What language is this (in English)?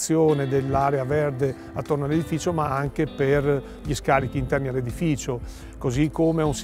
Italian